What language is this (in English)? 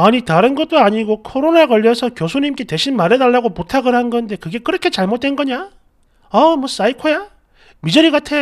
Korean